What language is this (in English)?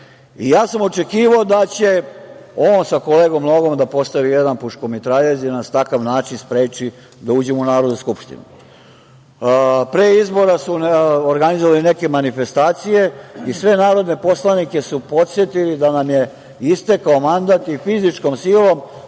Serbian